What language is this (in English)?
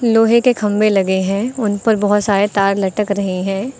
Hindi